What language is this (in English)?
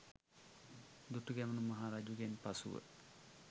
Sinhala